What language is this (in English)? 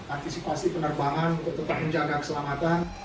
Indonesian